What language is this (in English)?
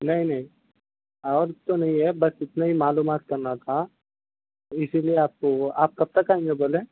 Urdu